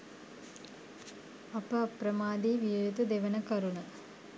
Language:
Sinhala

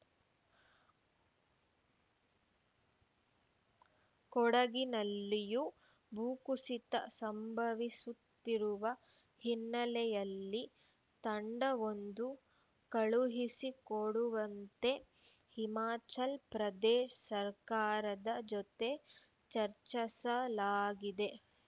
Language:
Kannada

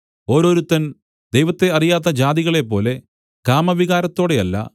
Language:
Malayalam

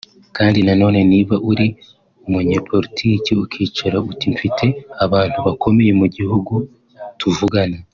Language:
Kinyarwanda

